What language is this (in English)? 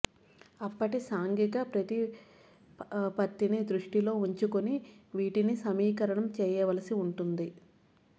Telugu